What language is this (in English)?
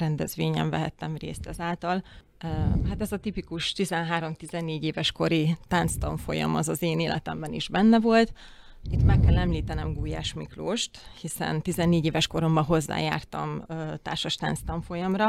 Hungarian